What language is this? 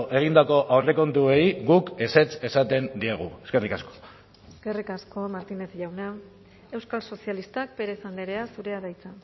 Basque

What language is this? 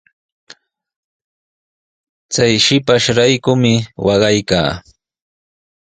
Sihuas Ancash Quechua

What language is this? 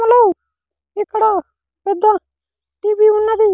Telugu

